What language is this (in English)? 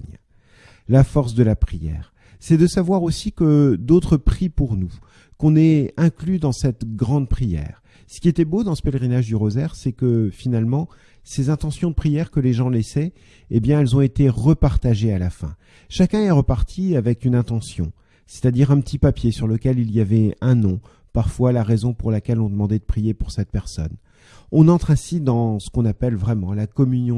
French